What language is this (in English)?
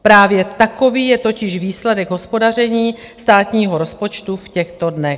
Czech